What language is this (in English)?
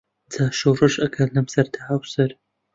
Central Kurdish